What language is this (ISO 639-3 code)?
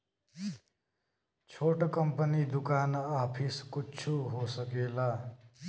bho